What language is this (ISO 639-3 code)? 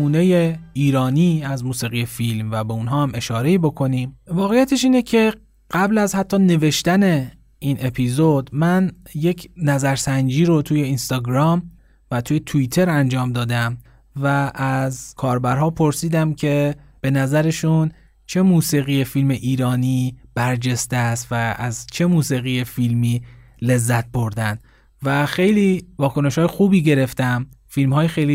fas